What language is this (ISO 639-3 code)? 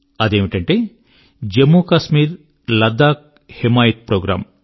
tel